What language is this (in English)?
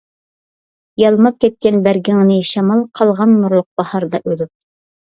Uyghur